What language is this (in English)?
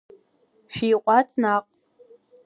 Abkhazian